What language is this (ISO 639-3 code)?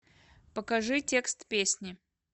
rus